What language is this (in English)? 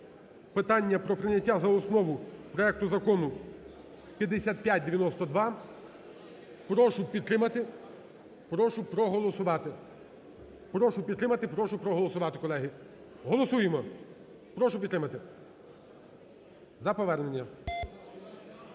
Ukrainian